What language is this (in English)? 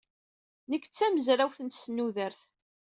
Kabyle